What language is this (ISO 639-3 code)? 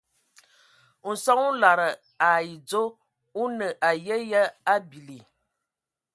ewo